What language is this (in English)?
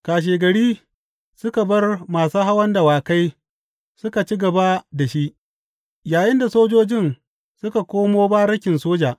Hausa